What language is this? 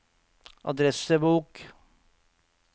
Norwegian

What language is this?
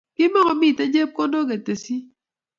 Kalenjin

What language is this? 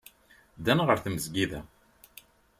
Kabyle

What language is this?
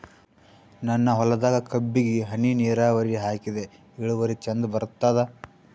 Kannada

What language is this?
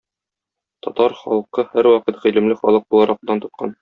Tatar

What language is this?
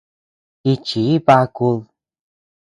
Tepeuxila Cuicatec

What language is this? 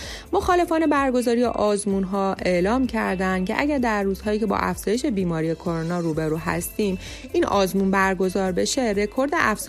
Persian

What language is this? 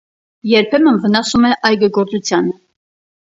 Armenian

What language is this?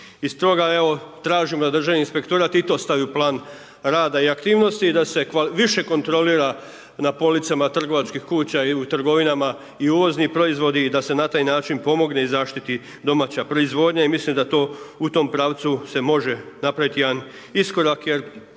Croatian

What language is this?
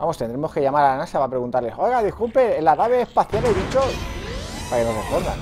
Spanish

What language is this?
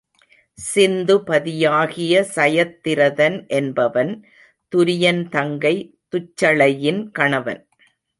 Tamil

